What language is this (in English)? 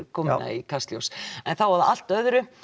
Icelandic